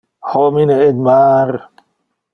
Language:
Interlingua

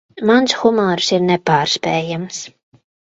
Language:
Latvian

